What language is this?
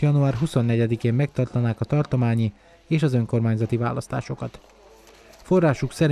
Hungarian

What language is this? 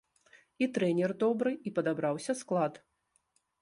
Belarusian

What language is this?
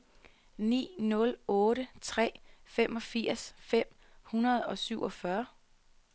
Danish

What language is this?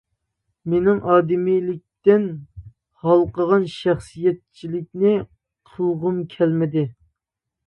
Uyghur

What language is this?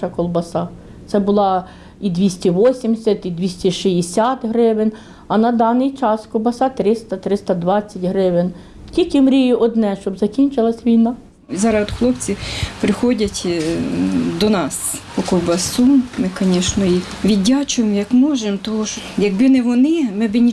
Ukrainian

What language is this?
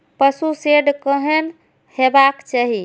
Maithili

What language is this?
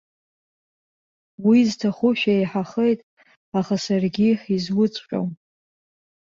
Abkhazian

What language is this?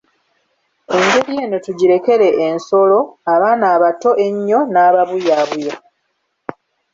Ganda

